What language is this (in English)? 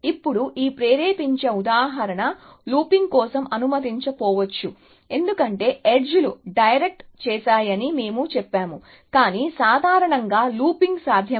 Telugu